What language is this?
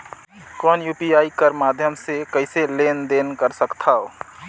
Chhattisgarhi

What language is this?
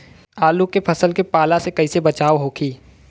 Bhojpuri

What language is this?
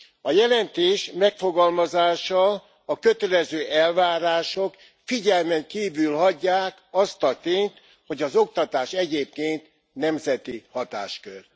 Hungarian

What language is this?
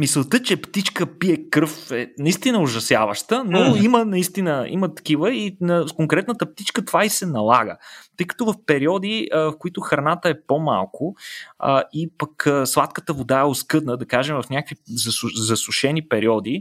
Bulgarian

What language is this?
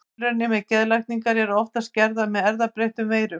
Icelandic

